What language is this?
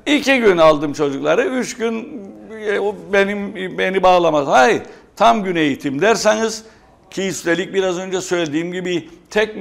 Turkish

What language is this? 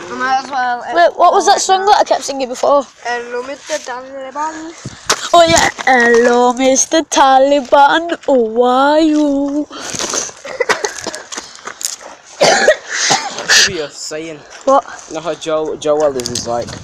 English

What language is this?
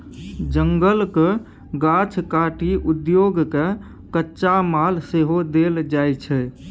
Maithili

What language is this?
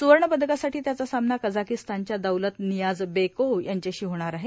Marathi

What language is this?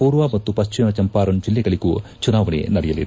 Kannada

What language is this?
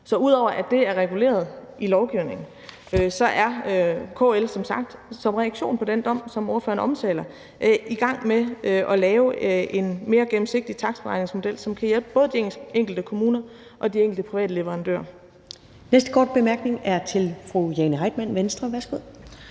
Danish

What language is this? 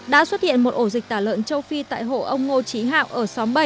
Vietnamese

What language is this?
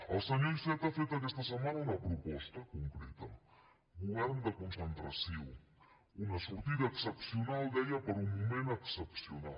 Catalan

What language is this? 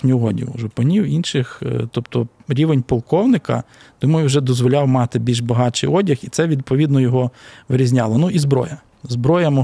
Ukrainian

